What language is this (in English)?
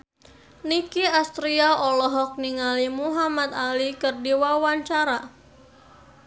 Sundanese